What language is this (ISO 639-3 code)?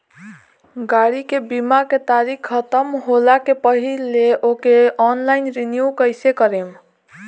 bho